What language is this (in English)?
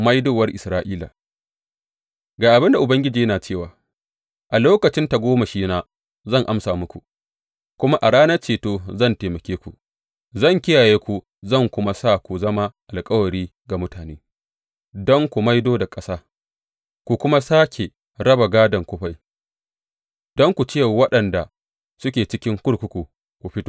Hausa